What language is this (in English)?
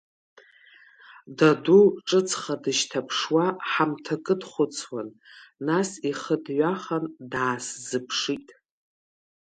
Abkhazian